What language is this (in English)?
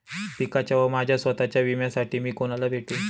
Marathi